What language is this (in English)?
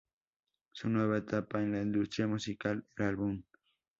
Spanish